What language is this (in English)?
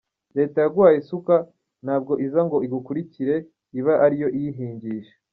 Kinyarwanda